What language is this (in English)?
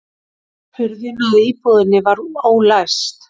Icelandic